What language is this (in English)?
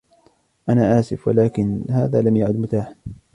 Arabic